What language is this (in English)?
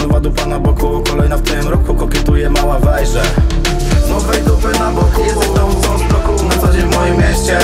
Polish